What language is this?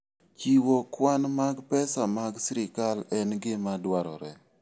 Luo (Kenya and Tanzania)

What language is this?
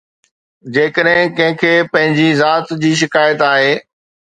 Sindhi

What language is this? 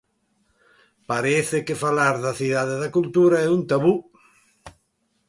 Galician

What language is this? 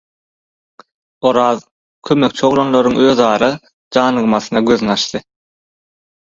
Turkmen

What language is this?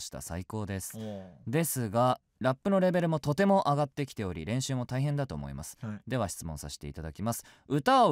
Japanese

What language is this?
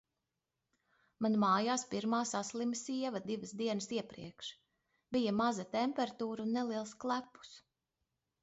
Latvian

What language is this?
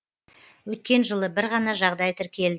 Kazakh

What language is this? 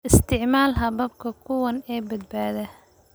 Somali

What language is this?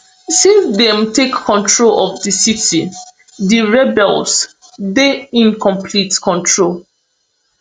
Nigerian Pidgin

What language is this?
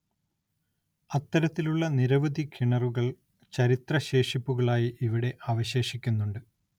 Malayalam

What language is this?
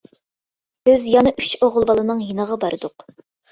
Uyghur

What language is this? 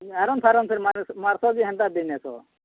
Odia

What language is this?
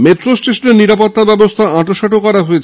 Bangla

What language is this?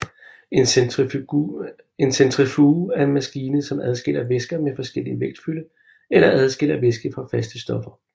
Danish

